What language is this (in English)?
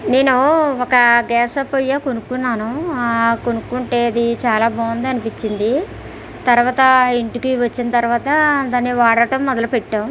Telugu